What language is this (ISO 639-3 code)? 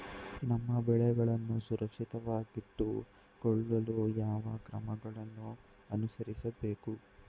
kan